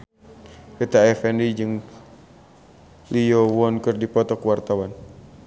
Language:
Sundanese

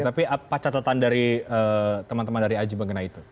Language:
Indonesian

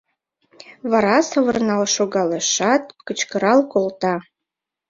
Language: Mari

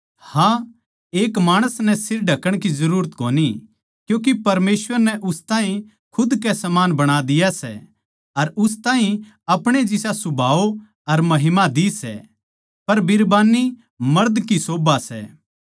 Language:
Haryanvi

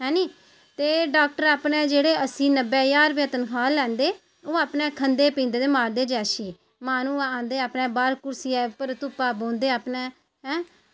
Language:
Dogri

